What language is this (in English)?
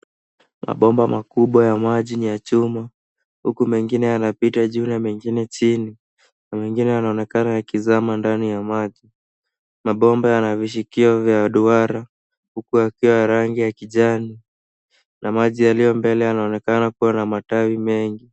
Swahili